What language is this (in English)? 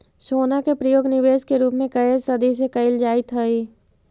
Magahi